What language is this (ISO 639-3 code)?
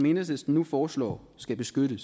dan